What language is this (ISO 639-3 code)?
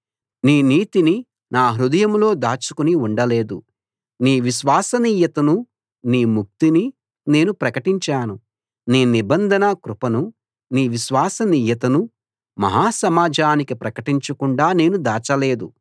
tel